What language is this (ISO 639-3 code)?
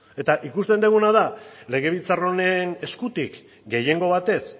eus